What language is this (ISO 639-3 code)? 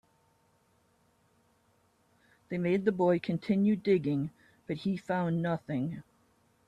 eng